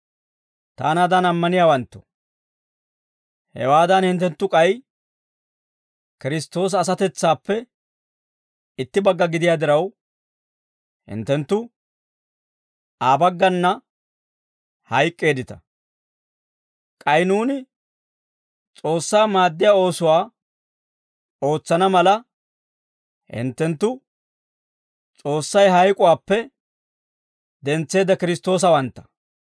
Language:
Dawro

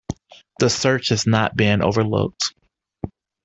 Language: English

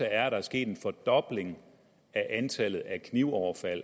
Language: Danish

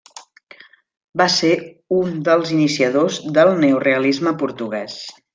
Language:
Catalan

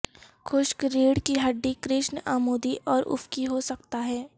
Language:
Urdu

